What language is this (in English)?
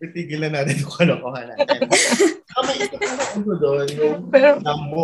Filipino